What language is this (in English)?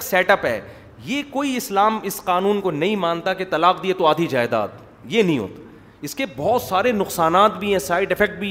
Urdu